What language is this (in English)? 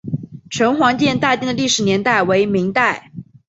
Chinese